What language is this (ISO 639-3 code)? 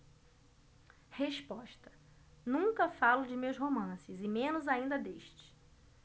por